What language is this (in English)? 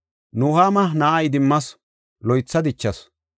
Gofa